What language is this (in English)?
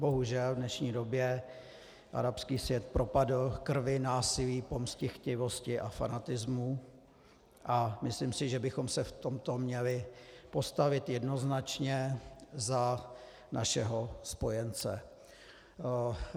Czech